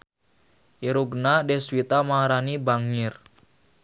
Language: Sundanese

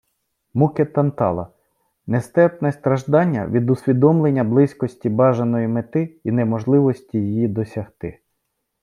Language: Ukrainian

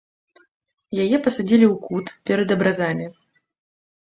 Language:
Belarusian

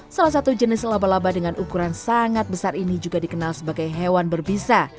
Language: Indonesian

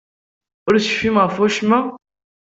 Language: Kabyle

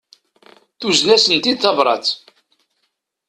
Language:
Kabyle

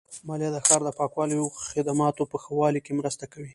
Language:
Pashto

